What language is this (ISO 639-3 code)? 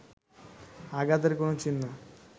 ben